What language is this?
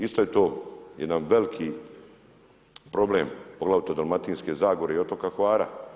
Croatian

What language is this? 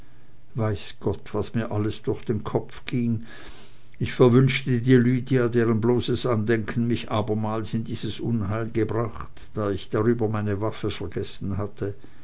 German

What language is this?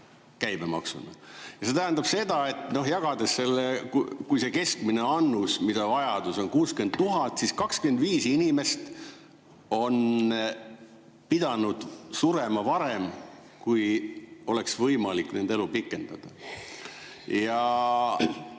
Estonian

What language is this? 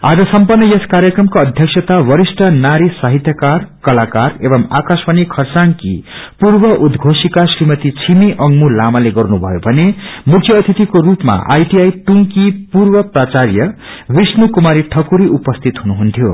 Nepali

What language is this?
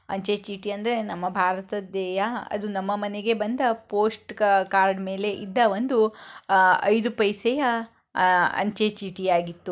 Kannada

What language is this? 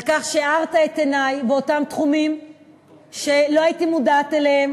Hebrew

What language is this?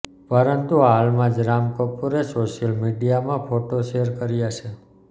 Gujarati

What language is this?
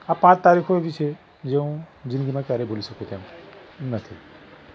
Gujarati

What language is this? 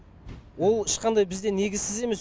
Kazakh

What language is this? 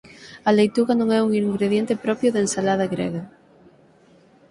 Galician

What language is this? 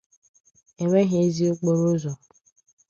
Igbo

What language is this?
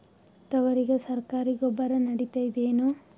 Kannada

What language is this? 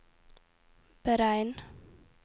Norwegian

